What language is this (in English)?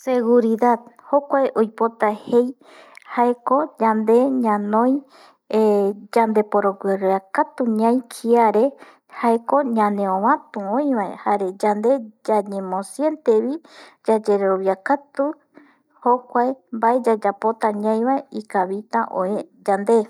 Eastern Bolivian Guaraní